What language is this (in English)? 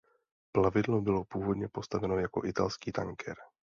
Czech